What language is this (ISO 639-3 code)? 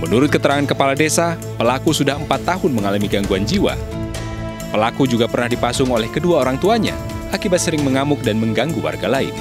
ind